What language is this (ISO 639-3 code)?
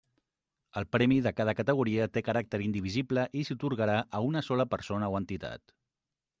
cat